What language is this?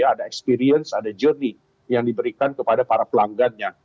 Indonesian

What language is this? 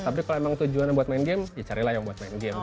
Indonesian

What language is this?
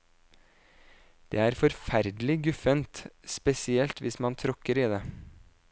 Norwegian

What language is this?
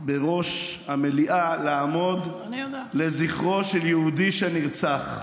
Hebrew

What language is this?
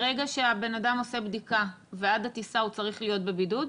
Hebrew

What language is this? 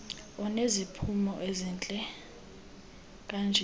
Xhosa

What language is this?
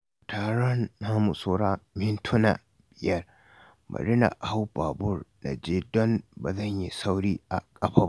Hausa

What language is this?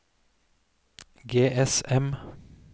Norwegian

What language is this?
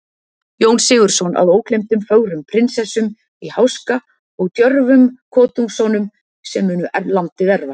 Icelandic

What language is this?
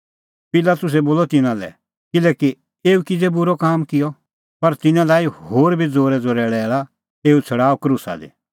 Kullu Pahari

